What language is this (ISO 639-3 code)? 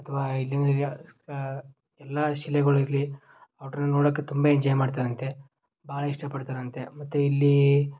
kan